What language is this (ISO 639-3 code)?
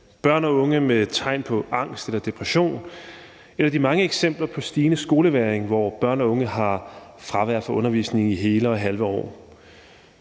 dan